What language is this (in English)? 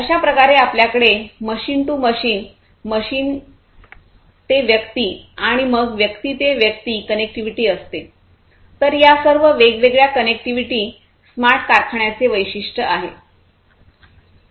Marathi